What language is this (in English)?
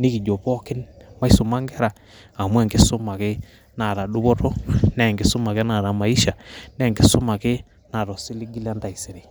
Masai